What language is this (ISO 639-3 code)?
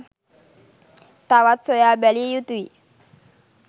sin